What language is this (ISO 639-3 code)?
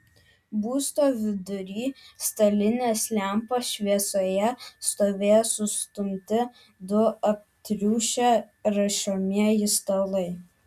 lit